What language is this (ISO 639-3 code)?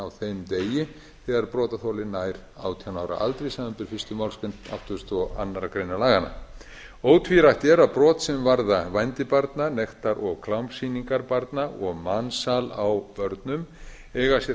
isl